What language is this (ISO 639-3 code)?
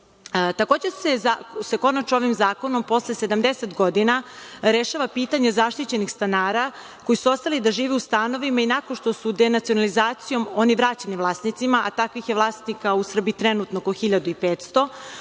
srp